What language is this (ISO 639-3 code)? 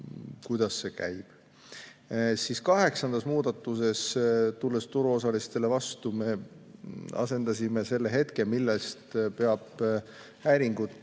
est